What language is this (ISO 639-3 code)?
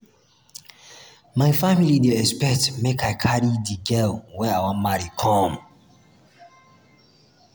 pcm